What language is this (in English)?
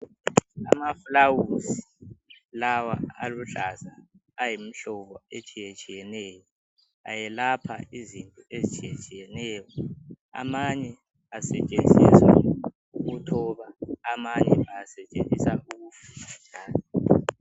North Ndebele